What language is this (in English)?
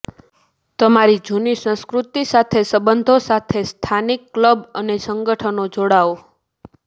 Gujarati